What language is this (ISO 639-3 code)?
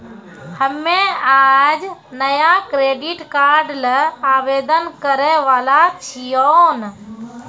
mai